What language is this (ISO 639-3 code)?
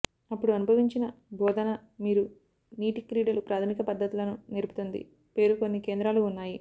tel